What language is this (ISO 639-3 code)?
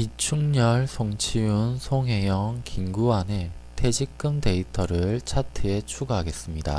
kor